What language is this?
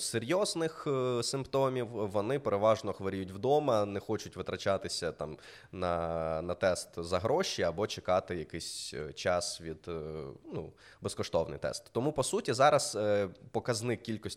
Ukrainian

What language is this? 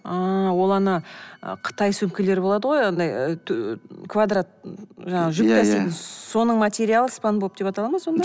Kazakh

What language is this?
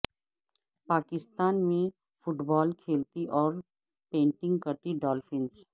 Urdu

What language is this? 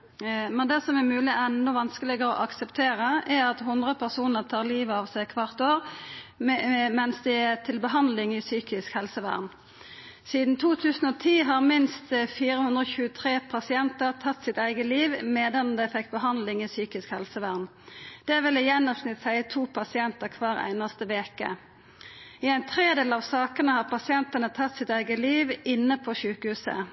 Norwegian Nynorsk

